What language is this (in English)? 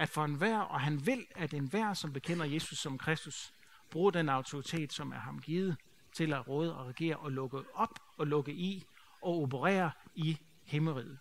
Danish